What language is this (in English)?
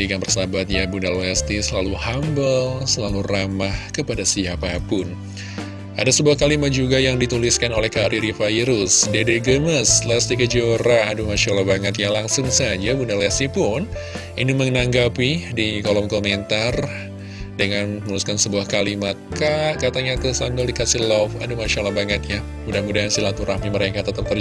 Indonesian